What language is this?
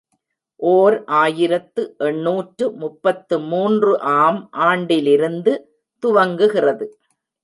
Tamil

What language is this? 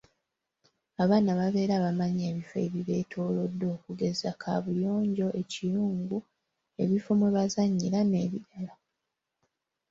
Ganda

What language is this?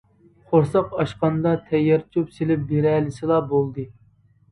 Uyghur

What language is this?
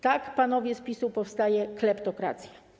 Polish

